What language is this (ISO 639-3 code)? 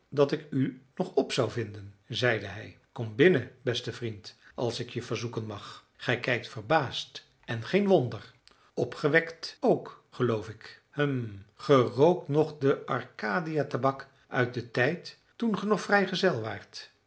nld